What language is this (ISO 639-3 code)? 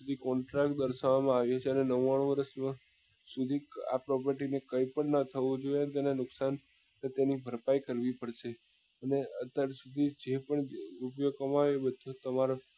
guj